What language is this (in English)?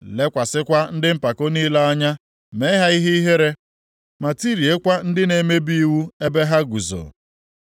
Igbo